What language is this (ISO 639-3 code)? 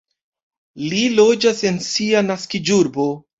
epo